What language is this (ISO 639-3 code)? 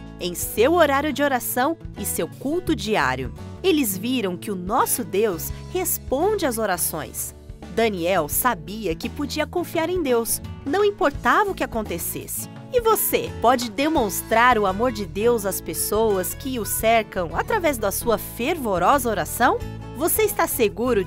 por